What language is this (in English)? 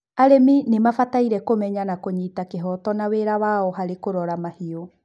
Kikuyu